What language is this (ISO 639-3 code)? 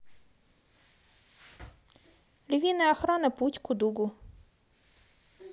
rus